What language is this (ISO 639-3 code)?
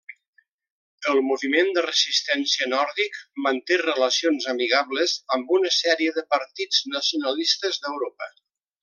cat